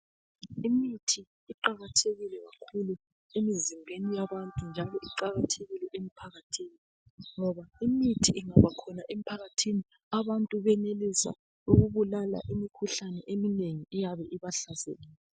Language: North Ndebele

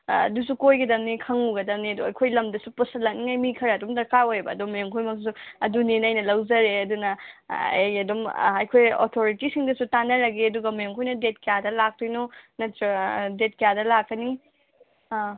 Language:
Manipuri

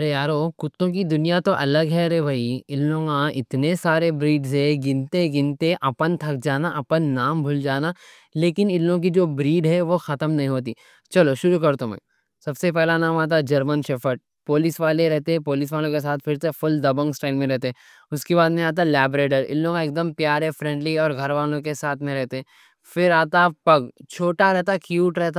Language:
Deccan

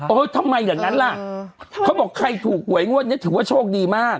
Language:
Thai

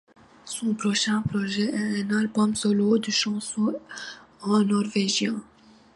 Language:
French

